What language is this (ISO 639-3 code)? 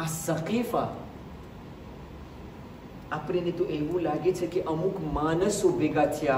ron